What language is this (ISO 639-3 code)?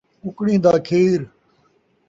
skr